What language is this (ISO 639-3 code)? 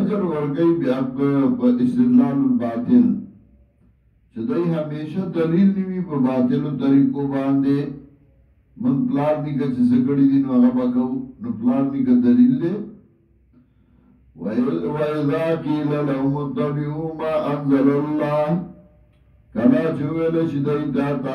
ara